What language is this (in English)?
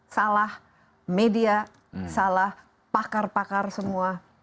Indonesian